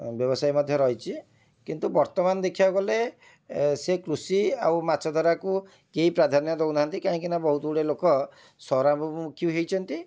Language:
Odia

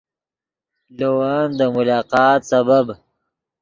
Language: Yidgha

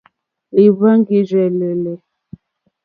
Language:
Mokpwe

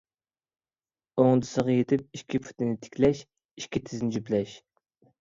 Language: Uyghur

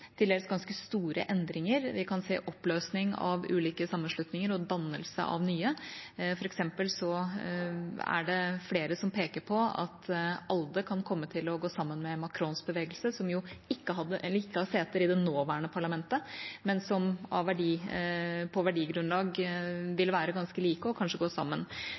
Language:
Norwegian Bokmål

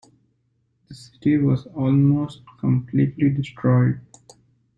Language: English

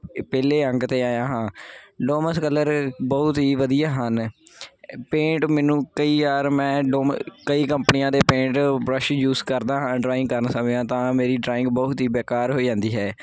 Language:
Punjabi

